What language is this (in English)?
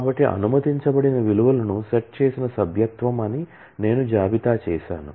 Telugu